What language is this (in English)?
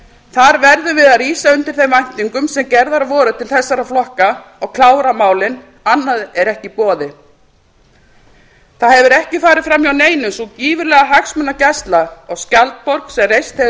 Icelandic